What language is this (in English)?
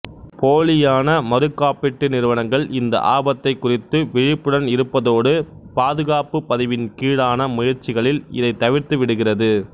Tamil